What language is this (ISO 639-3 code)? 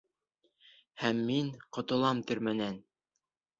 bak